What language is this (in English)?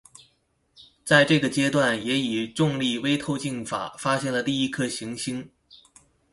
Chinese